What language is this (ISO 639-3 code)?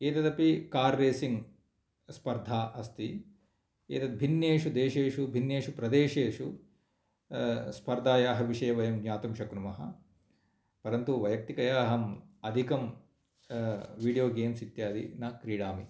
san